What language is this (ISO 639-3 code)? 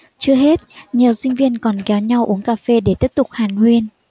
vie